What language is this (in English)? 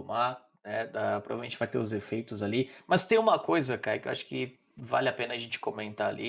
Portuguese